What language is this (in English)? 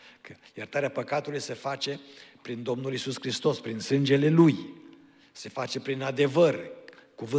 Romanian